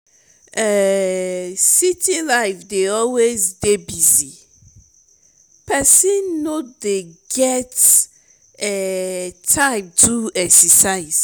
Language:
Nigerian Pidgin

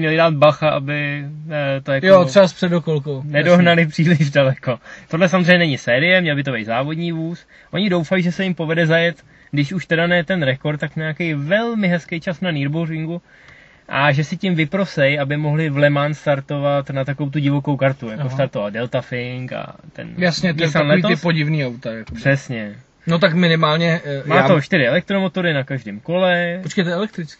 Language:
Czech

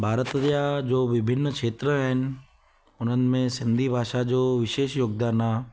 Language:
Sindhi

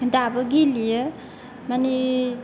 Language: Bodo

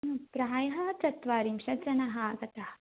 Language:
Sanskrit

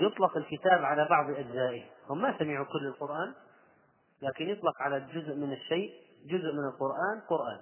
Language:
Arabic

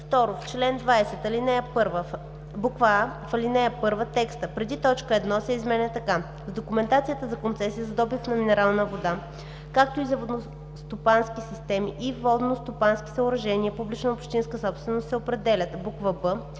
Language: Bulgarian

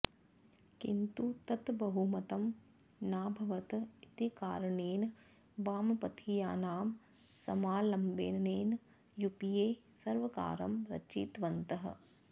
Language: Sanskrit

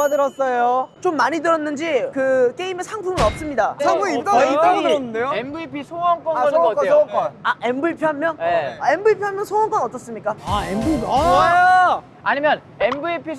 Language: Korean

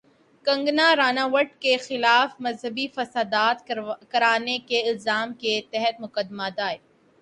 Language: Urdu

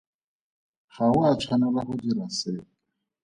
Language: Tswana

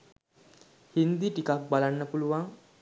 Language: Sinhala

